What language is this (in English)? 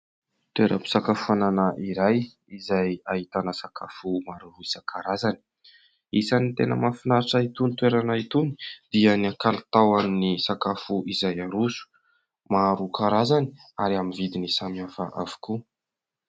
Malagasy